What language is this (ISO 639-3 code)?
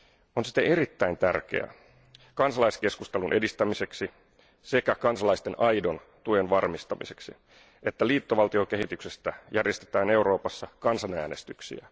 fin